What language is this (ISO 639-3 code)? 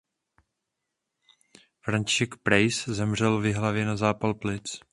ces